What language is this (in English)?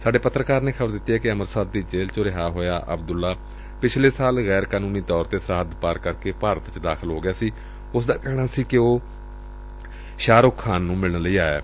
Punjabi